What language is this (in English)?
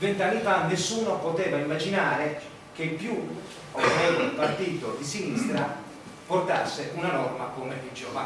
Italian